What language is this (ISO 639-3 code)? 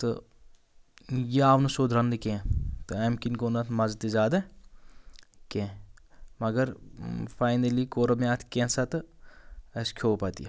kas